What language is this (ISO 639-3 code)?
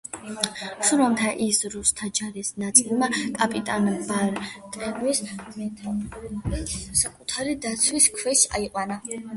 kat